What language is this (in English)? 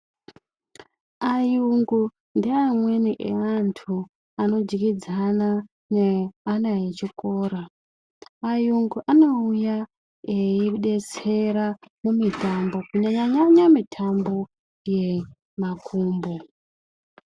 Ndau